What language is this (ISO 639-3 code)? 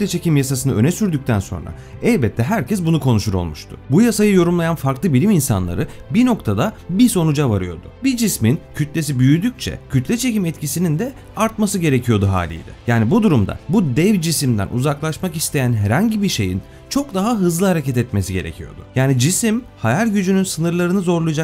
tur